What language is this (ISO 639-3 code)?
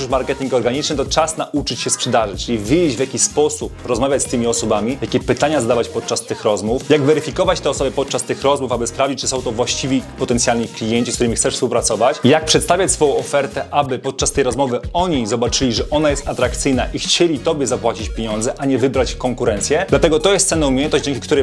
pol